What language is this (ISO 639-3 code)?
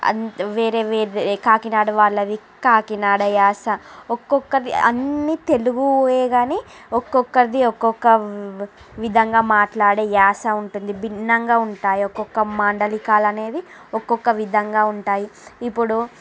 tel